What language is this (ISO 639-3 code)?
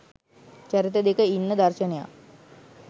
sin